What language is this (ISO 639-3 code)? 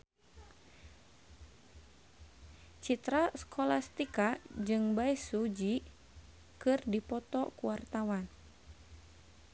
sun